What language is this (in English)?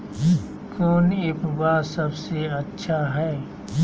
Magahi